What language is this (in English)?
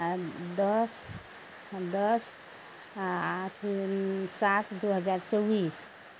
Maithili